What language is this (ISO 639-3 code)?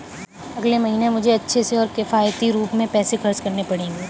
hin